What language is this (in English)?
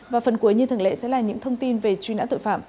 Vietnamese